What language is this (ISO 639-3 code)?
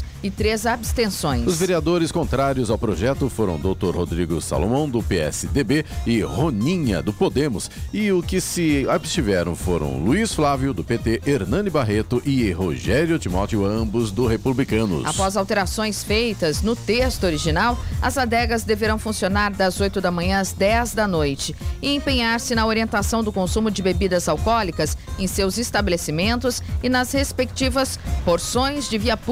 por